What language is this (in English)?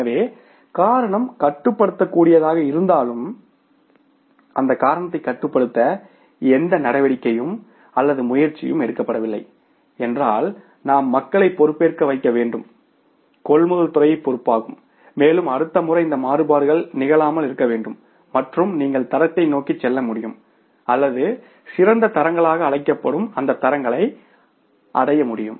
Tamil